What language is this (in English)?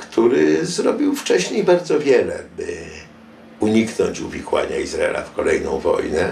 Polish